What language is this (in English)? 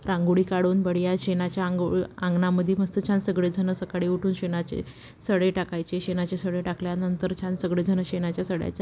Marathi